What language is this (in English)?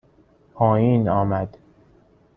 Persian